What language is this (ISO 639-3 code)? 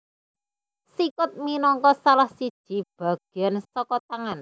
jav